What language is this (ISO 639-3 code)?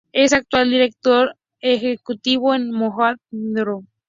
spa